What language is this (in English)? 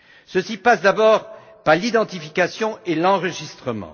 French